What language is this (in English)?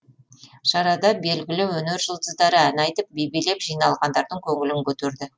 Kazakh